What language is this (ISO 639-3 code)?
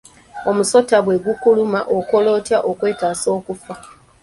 lug